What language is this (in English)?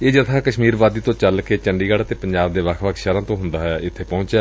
Punjabi